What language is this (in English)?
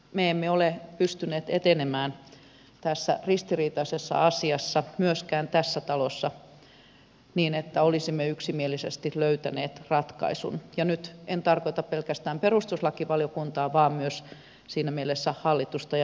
Finnish